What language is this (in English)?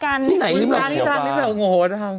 Thai